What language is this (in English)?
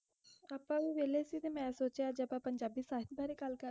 Punjabi